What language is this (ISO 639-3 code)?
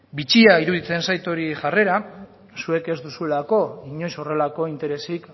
eus